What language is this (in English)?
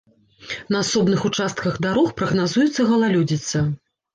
Belarusian